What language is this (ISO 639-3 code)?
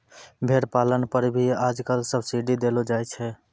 mai